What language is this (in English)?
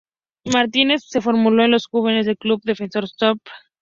Spanish